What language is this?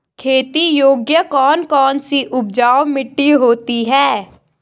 Hindi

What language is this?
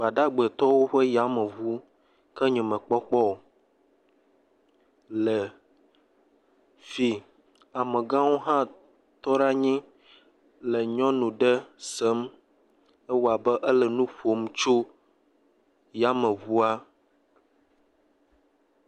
Ewe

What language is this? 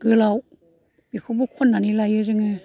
Bodo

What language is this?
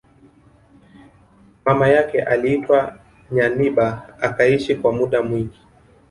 Swahili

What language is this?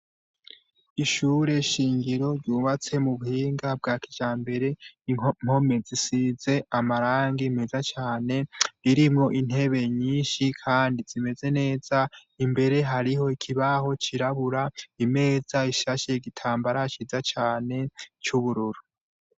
Rundi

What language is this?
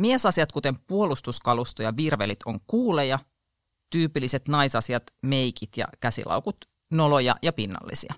Finnish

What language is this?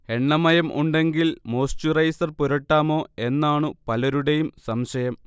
Malayalam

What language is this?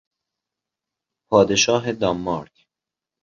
Persian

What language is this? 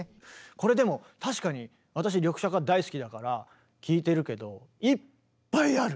Japanese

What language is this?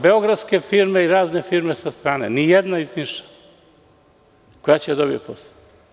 Serbian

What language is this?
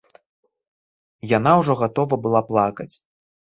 Belarusian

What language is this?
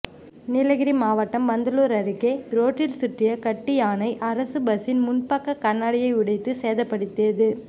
Tamil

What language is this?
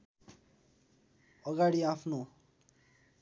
Nepali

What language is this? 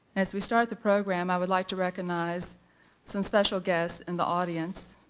English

